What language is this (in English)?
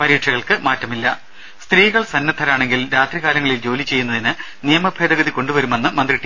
Malayalam